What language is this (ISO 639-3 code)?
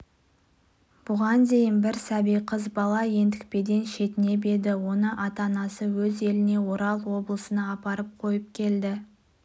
kaz